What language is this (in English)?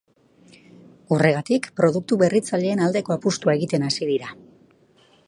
Basque